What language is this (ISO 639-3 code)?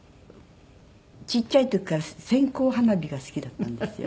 jpn